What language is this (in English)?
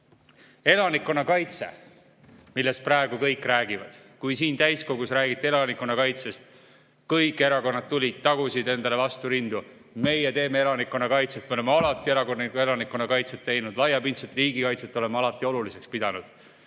Estonian